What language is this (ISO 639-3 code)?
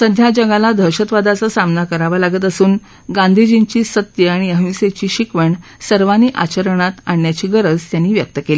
mar